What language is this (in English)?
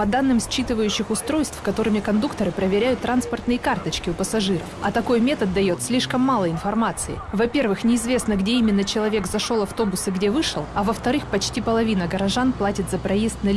Russian